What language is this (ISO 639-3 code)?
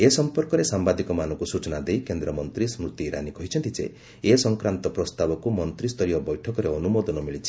ori